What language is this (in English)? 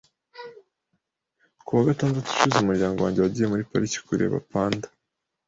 Kinyarwanda